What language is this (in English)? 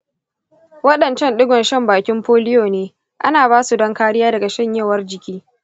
Hausa